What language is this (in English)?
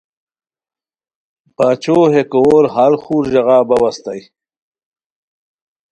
Khowar